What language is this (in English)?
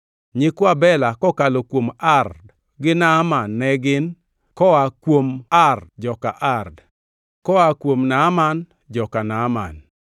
Luo (Kenya and Tanzania)